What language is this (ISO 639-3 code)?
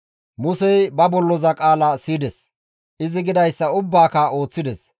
gmv